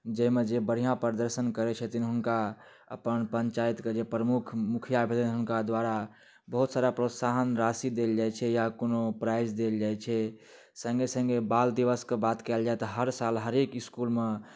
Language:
Maithili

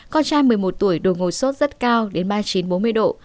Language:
Vietnamese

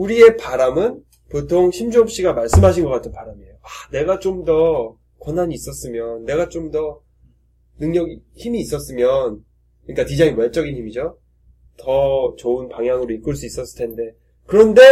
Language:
Korean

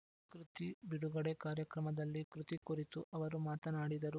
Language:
Kannada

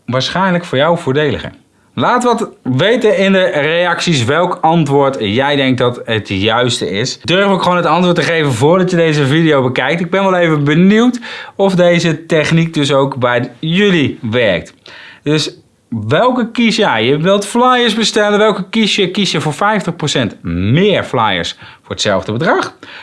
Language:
Dutch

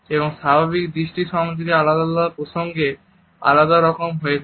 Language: Bangla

